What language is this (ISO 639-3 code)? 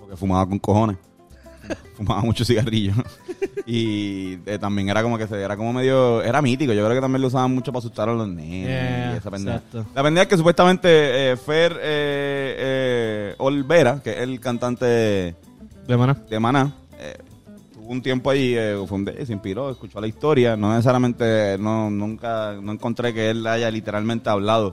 spa